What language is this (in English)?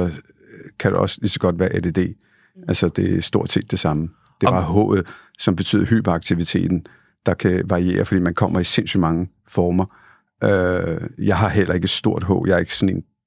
Danish